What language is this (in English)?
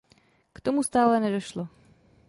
Czech